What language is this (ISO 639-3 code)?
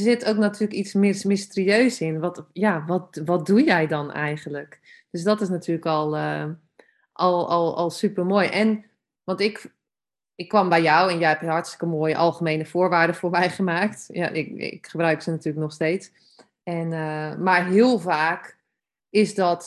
nld